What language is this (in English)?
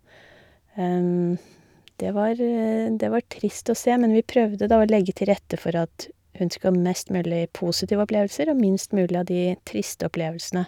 Norwegian